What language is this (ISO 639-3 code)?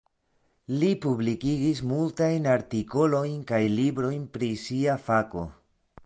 epo